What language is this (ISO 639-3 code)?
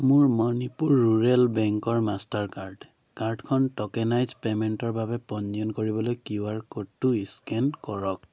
asm